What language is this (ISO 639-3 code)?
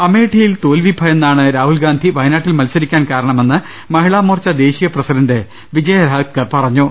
mal